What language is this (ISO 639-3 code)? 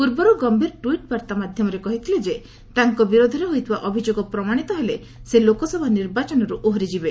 ori